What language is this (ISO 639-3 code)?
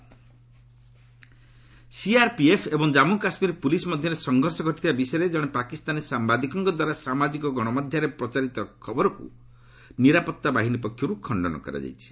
ori